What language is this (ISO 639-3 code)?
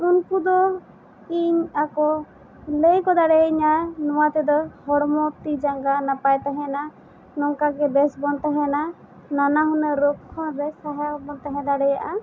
sat